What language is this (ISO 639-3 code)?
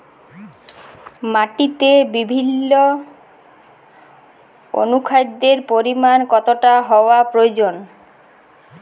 ben